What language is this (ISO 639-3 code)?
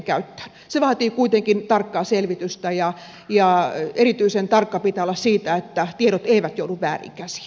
fin